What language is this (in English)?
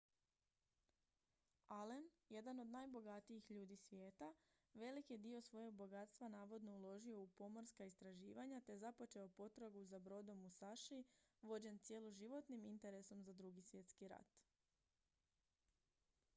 Croatian